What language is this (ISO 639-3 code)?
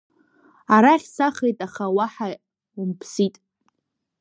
abk